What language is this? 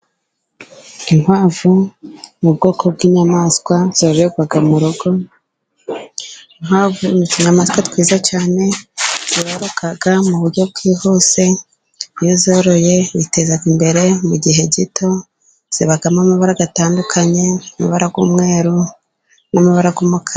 Kinyarwanda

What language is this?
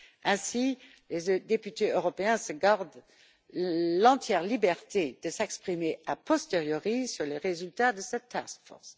French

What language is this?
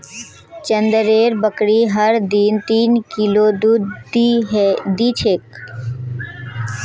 Magahi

